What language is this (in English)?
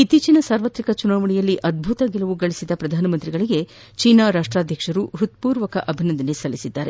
Kannada